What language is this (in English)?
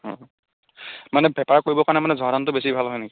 Assamese